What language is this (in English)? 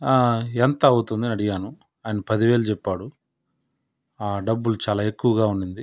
Telugu